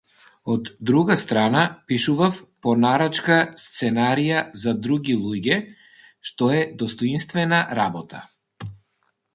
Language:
Macedonian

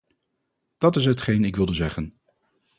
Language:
Dutch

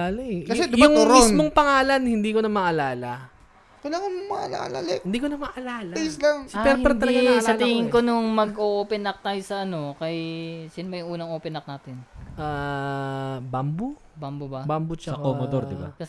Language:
Filipino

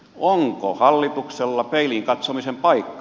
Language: Finnish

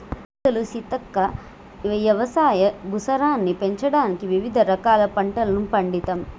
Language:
Telugu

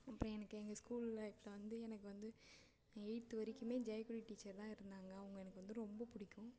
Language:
Tamil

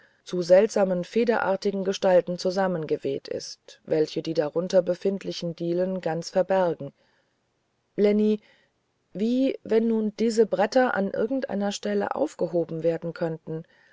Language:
German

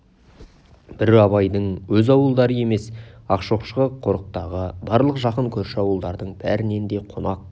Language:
Kazakh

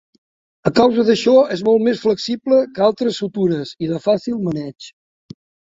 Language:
Catalan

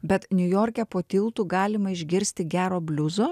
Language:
Lithuanian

